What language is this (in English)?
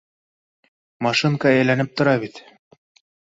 Bashkir